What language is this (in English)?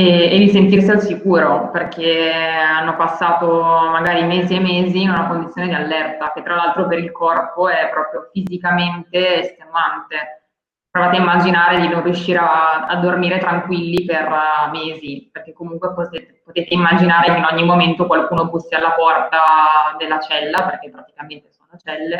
Italian